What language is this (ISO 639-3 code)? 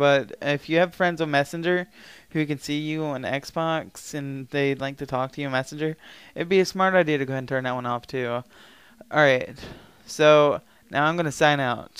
eng